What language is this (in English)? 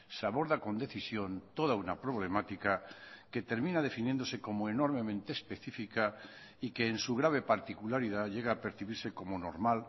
Spanish